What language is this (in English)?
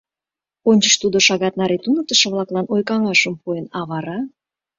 Mari